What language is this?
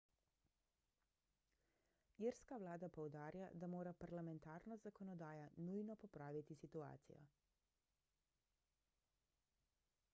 Slovenian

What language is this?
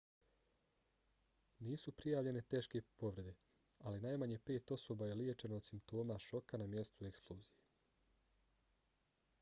Bosnian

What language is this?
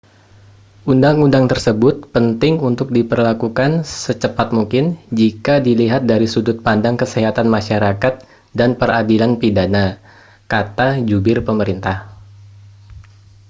Indonesian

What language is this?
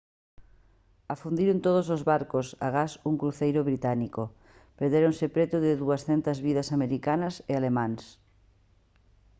Galician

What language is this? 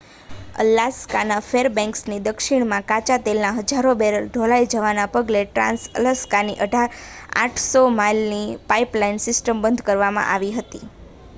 Gujarati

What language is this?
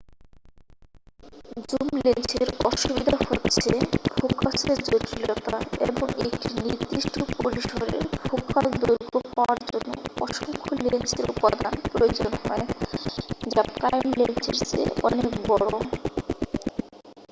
Bangla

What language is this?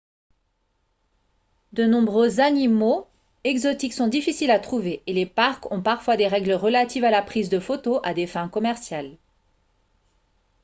French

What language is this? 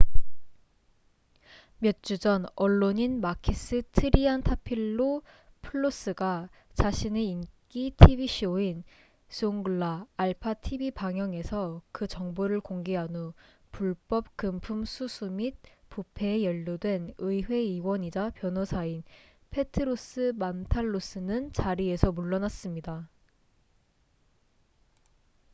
Korean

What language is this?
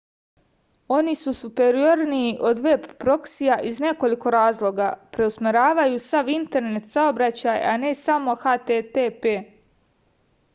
Serbian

